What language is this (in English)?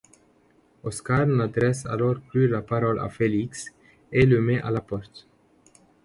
French